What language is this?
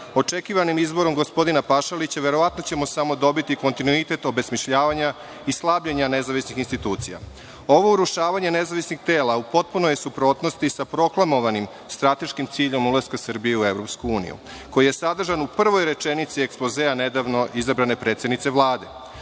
Serbian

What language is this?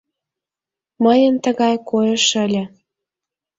Mari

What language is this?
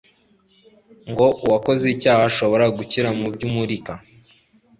Kinyarwanda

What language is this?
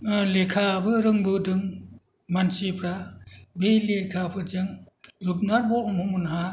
Bodo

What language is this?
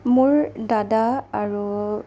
Assamese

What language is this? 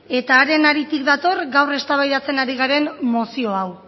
Basque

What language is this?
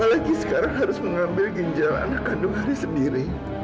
Indonesian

